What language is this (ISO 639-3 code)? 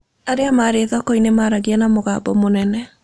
kik